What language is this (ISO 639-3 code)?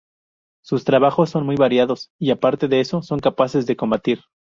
spa